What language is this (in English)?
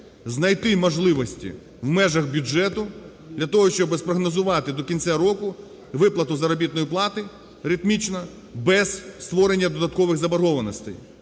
Ukrainian